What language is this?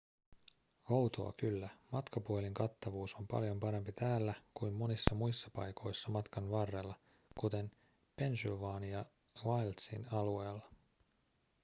Finnish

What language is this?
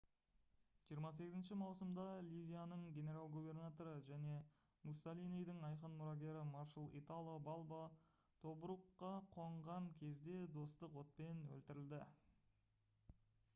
Kazakh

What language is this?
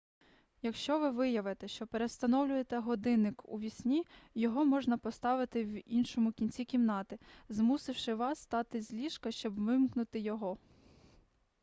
Ukrainian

